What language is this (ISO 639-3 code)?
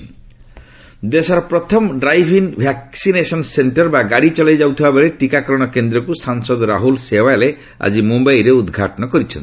ori